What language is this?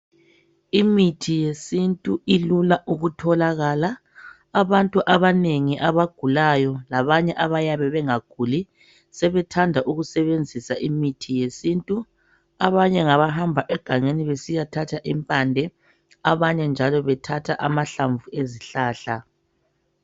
North Ndebele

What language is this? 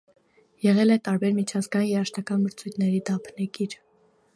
Armenian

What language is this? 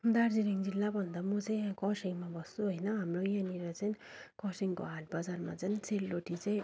Nepali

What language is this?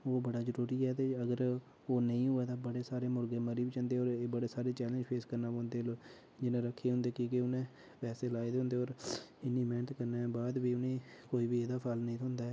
Dogri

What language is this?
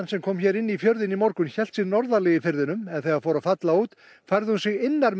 Icelandic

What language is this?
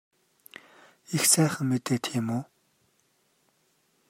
Mongolian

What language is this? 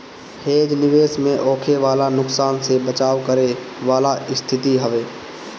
Bhojpuri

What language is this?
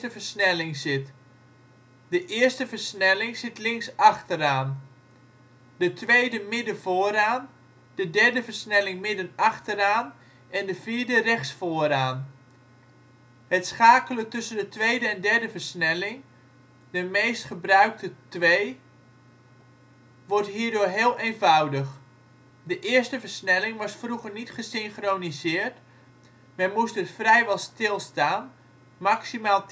Dutch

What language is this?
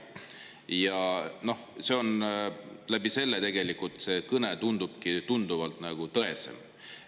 Estonian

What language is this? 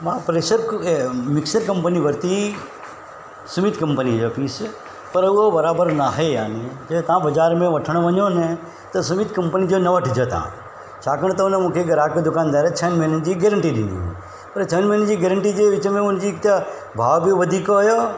Sindhi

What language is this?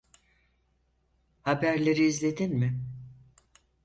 Turkish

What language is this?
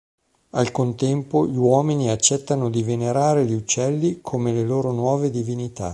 Italian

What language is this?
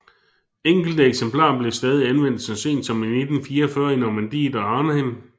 Danish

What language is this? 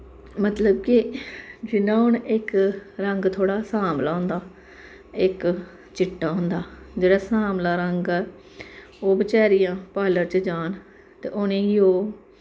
Dogri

